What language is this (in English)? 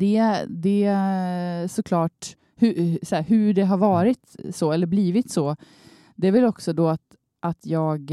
Swedish